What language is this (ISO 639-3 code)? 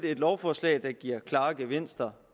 dan